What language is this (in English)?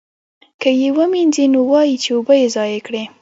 Pashto